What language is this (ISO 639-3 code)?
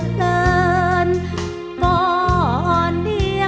tha